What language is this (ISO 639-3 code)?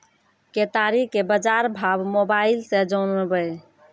mai